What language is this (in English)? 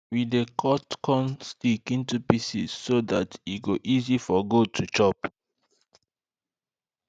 Nigerian Pidgin